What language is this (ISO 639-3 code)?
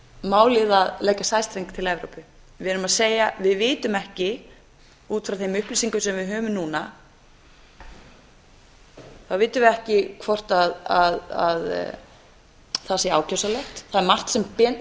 isl